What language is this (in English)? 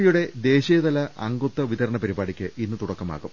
Malayalam